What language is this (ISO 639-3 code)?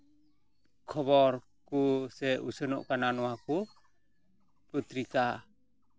sat